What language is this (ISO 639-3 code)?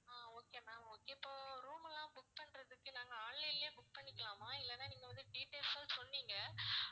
tam